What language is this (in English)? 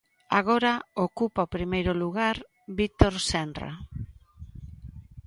Galician